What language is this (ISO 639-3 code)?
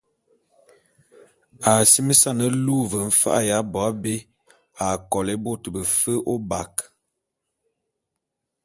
bum